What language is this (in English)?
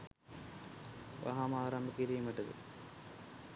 Sinhala